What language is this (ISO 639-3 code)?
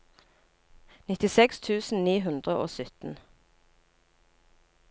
nor